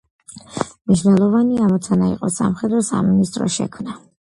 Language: Georgian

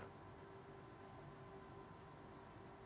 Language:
Indonesian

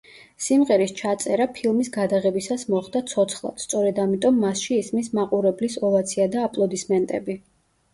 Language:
Georgian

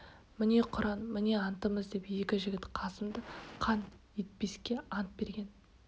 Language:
Kazakh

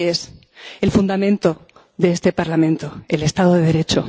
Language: Spanish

